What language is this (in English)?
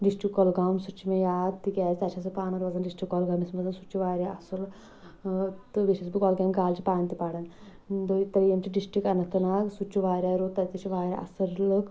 Kashmiri